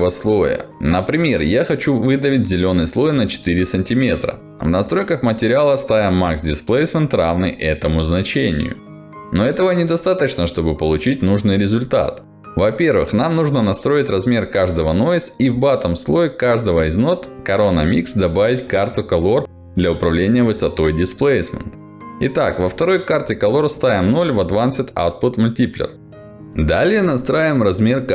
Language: Russian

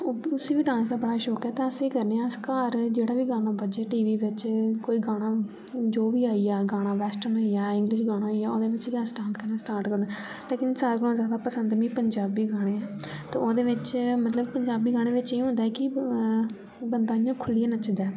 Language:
Dogri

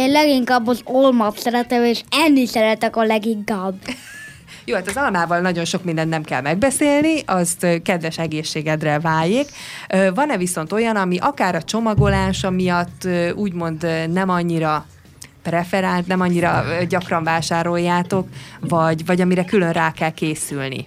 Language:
Hungarian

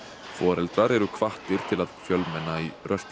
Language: Icelandic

